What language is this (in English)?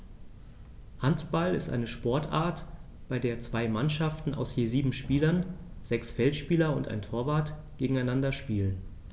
German